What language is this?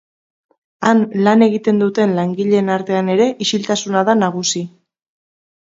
Basque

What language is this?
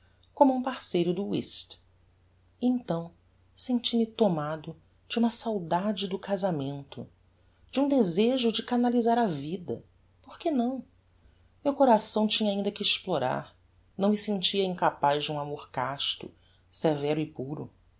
Portuguese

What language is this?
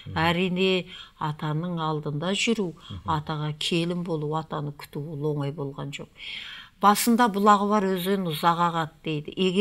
Turkish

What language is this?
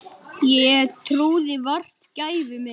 Icelandic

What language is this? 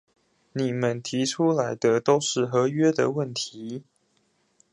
Chinese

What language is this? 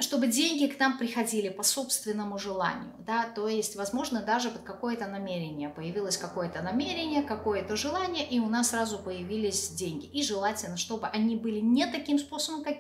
Russian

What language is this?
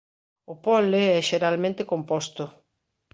Galician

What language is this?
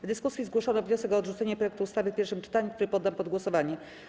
Polish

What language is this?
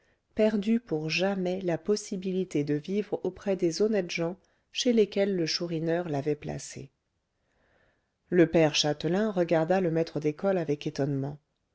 French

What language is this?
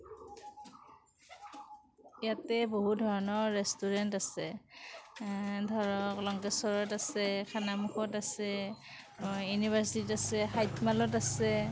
Assamese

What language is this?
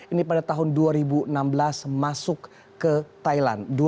Indonesian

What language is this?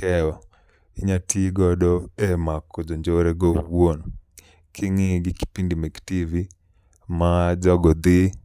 Luo (Kenya and Tanzania)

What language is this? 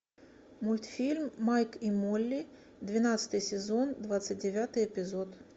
Russian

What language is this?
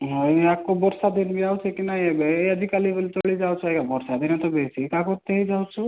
Odia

